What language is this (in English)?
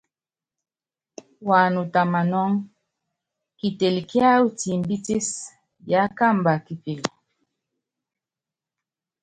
Yangben